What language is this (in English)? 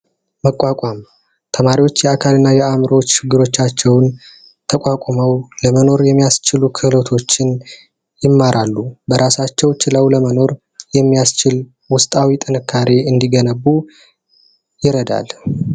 Amharic